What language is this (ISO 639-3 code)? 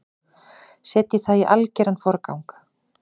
isl